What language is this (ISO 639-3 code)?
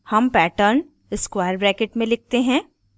hin